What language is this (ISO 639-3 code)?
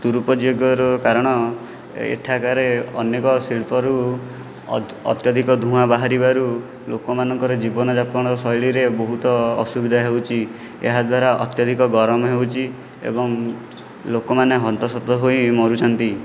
ori